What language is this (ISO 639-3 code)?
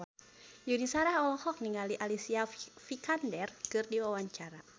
sun